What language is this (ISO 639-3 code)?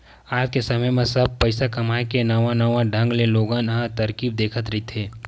hne